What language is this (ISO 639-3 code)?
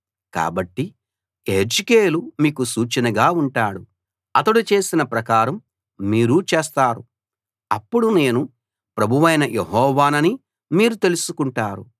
tel